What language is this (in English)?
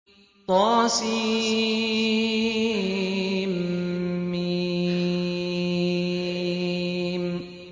Arabic